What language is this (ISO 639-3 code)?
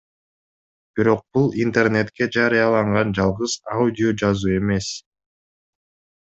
kir